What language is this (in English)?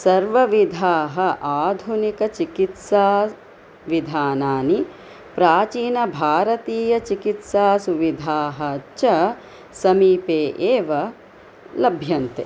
Sanskrit